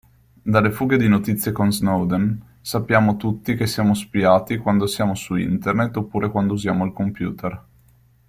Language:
Italian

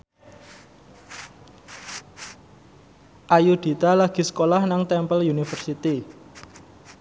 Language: Javanese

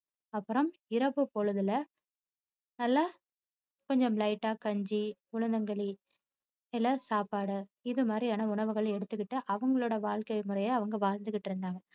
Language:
Tamil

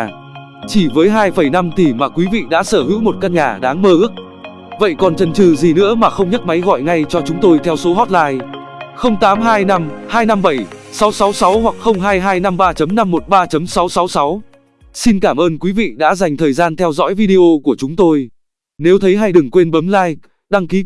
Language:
Vietnamese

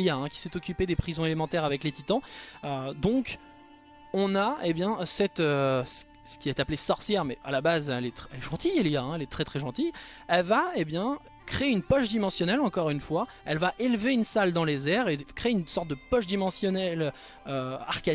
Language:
French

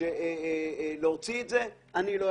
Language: Hebrew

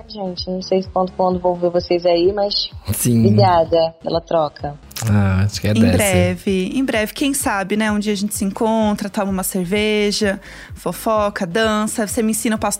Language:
Portuguese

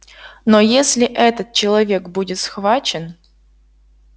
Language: Russian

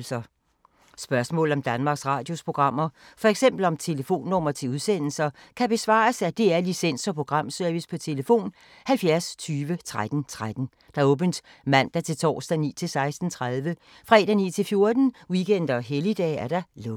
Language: Danish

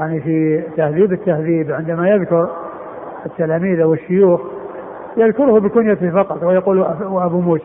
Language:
Arabic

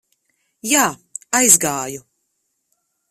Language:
Latvian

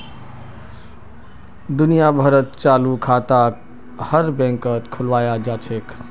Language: Magahi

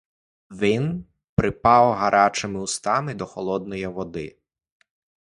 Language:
Ukrainian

